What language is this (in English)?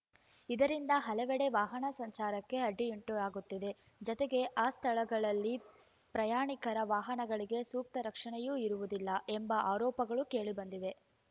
Kannada